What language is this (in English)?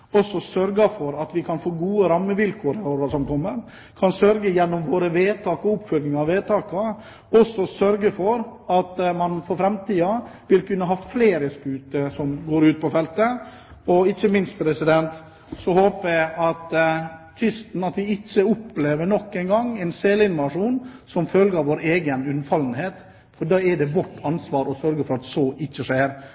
Norwegian Bokmål